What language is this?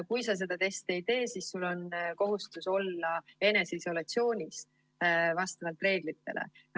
Estonian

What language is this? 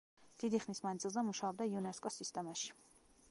Georgian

